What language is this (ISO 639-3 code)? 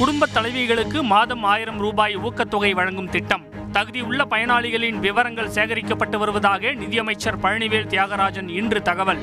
tam